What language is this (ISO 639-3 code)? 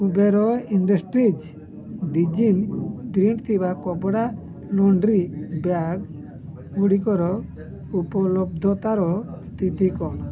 ori